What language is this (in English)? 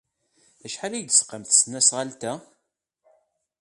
Kabyle